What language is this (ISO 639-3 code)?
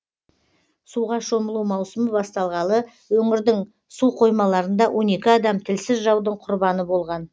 kaz